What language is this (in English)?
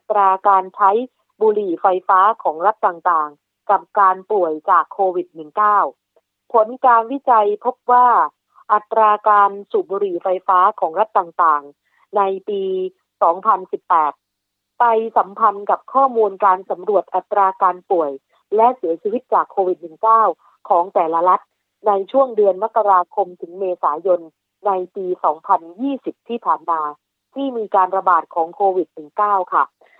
Thai